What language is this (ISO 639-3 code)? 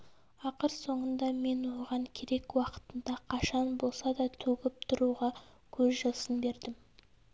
kaz